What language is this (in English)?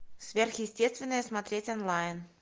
Russian